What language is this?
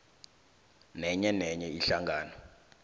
South Ndebele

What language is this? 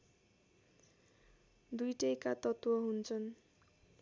Nepali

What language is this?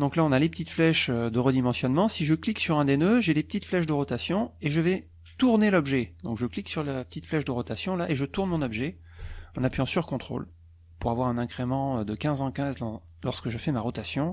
French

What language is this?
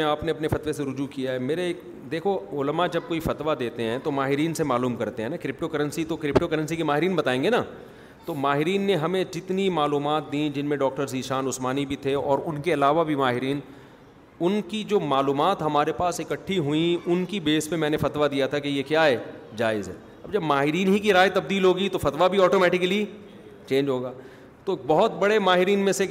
Urdu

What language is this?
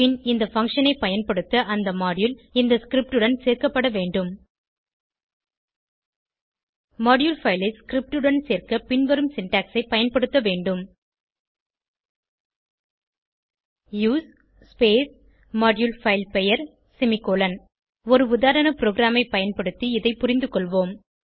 Tamil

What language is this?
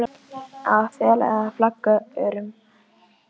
Icelandic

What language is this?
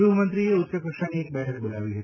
Gujarati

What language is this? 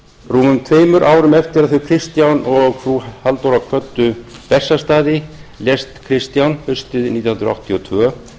Icelandic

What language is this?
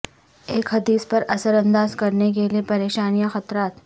Urdu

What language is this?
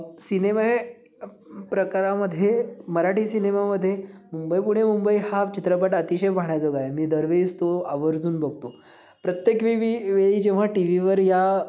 Marathi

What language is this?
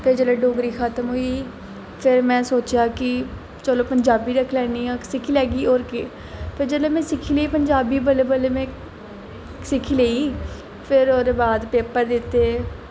Dogri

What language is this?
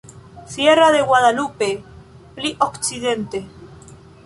Esperanto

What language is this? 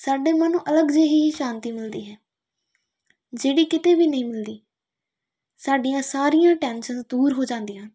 Punjabi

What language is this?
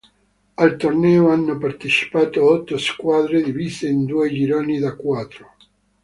Italian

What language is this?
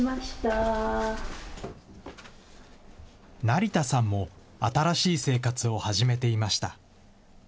Japanese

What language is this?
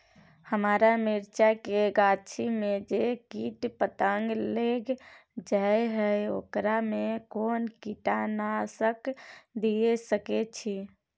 Maithili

